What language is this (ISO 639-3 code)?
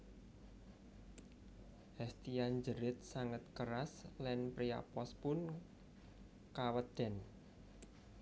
jav